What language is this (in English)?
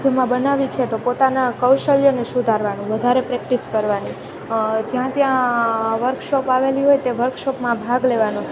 Gujarati